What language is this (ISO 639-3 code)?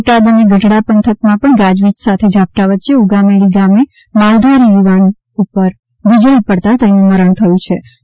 guj